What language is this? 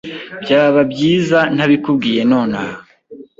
Kinyarwanda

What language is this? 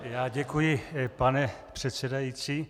Czech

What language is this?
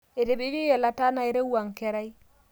Masai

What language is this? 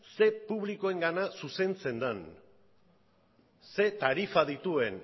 Basque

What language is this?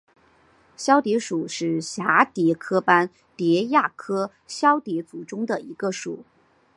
Chinese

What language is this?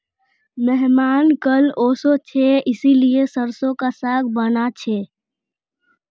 Magahi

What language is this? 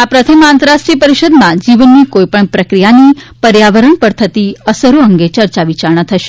Gujarati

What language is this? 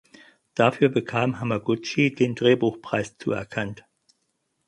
German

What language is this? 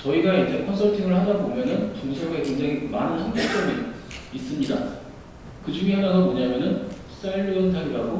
Korean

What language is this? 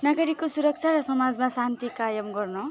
Nepali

